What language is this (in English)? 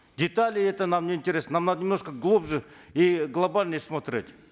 Kazakh